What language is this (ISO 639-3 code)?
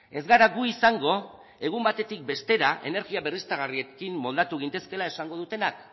eus